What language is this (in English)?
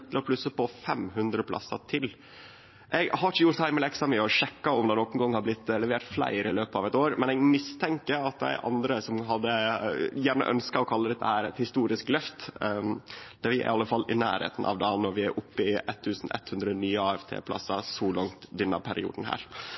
Norwegian Nynorsk